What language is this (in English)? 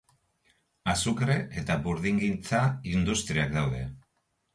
Basque